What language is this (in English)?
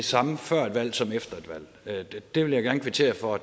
Danish